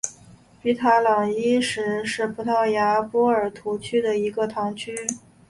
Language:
Chinese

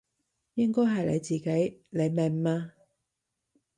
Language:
Cantonese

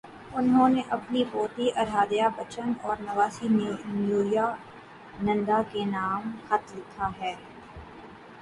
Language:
Urdu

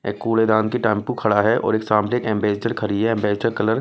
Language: Hindi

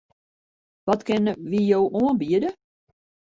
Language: Western Frisian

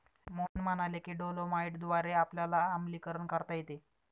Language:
Marathi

